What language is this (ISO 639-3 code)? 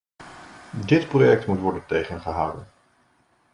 nld